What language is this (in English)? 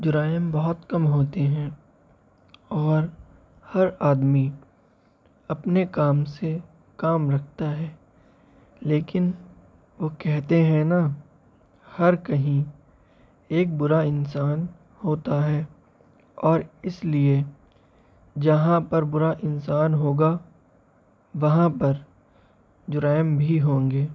Urdu